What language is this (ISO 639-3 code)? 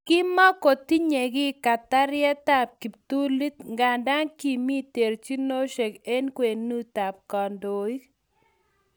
kln